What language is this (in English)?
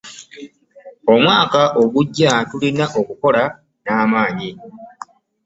Ganda